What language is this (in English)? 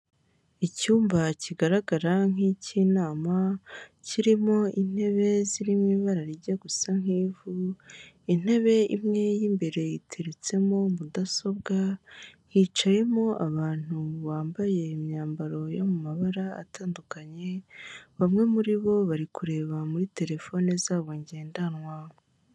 Kinyarwanda